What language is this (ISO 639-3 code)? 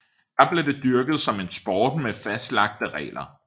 dan